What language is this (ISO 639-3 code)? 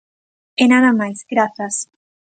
glg